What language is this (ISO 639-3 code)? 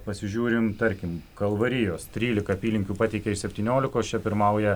lit